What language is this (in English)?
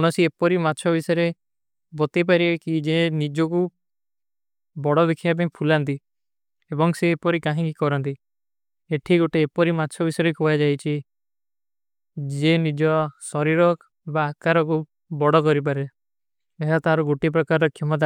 Kui (India)